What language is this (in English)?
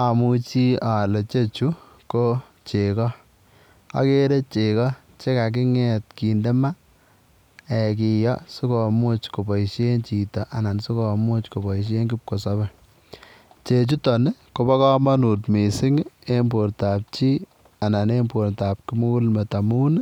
Kalenjin